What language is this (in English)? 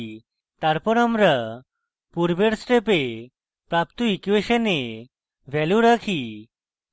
Bangla